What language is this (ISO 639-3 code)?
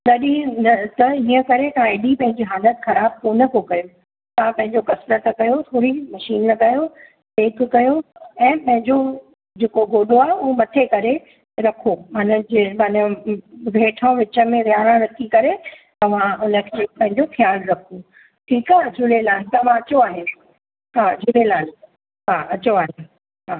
snd